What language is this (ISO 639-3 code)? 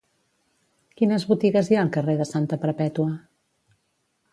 cat